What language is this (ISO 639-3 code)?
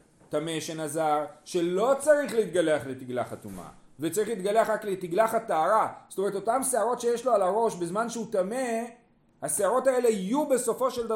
heb